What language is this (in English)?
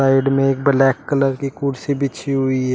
Hindi